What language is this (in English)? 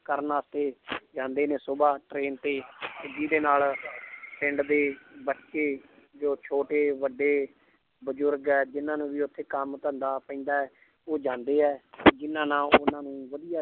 Punjabi